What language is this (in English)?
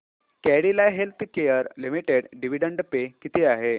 Marathi